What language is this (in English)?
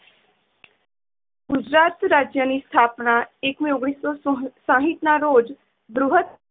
Gujarati